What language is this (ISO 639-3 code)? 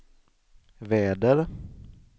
swe